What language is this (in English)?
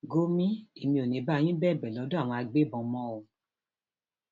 Yoruba